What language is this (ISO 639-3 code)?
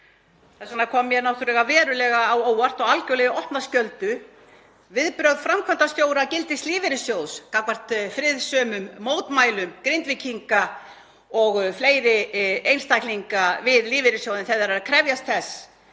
isl